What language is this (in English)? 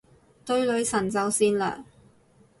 Cantonese